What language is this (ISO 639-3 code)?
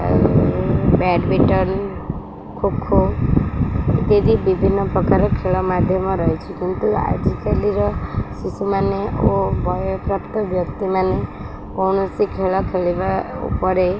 ori